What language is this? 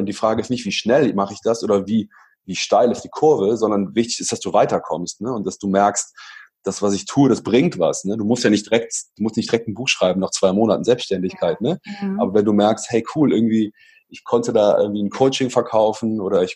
German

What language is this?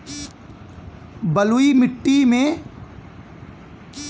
Bhojpuri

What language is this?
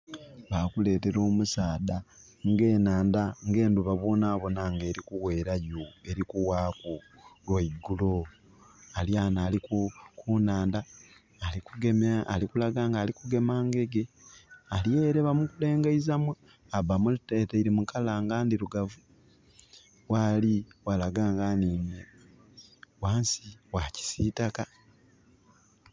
Soga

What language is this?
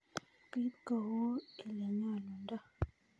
Kalenjin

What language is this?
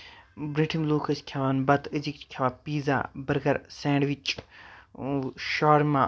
Kashmiri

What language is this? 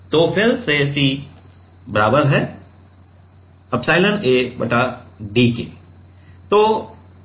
Hindi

